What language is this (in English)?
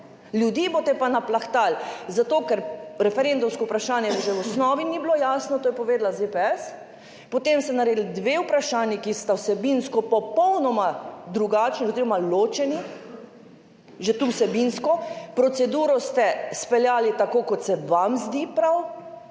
Slovenian